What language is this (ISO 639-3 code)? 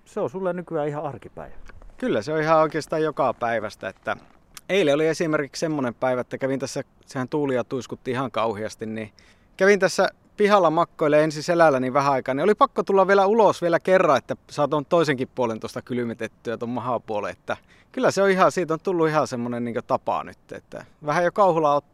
fin